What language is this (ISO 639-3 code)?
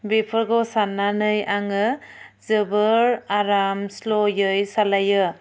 brx